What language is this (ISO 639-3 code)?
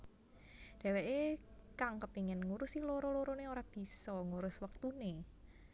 jav